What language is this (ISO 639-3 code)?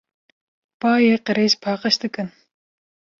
kur